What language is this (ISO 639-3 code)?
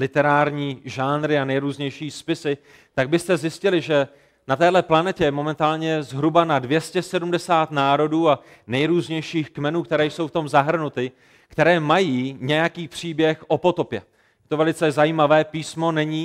ces